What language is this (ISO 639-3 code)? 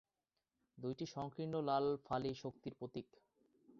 ben